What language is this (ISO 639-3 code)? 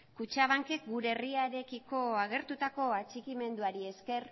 eus